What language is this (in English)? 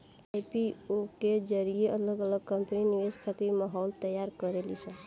Bhojpuri